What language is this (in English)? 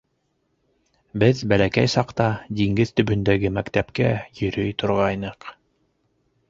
Bashkir